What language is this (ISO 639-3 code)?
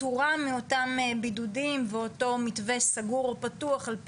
heb